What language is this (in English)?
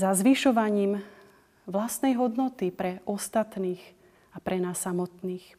Slovak